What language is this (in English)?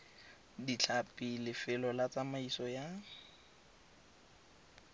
Tswana